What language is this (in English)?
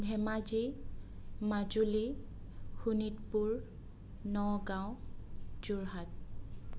Assamese